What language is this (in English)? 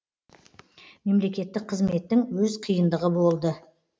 Kazakh